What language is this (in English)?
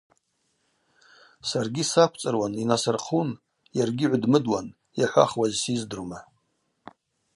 Abaza